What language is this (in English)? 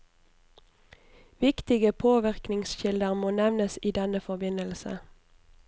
Norwegian